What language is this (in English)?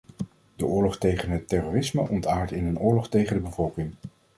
Dutch